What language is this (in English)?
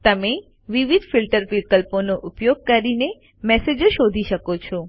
Gujarati